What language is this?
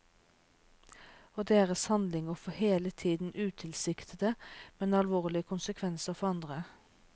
Norwegian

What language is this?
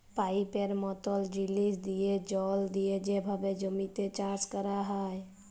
Bangla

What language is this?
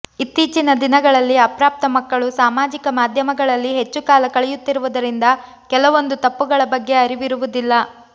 Kannada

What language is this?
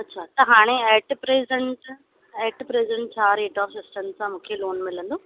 Sindhi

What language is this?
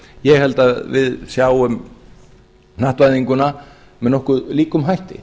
Icelandic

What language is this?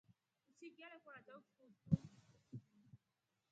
Rombo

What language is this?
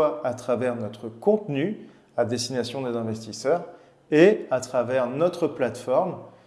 French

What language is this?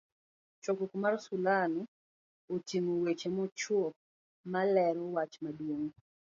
Luo (Kenya and Tanzania)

